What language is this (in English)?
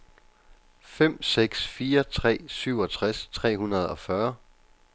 Danish